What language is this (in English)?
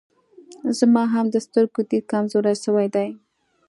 Pashto